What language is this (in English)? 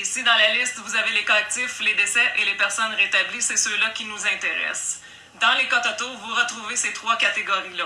French